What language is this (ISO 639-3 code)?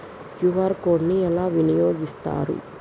tel